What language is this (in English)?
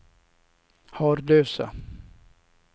Swedish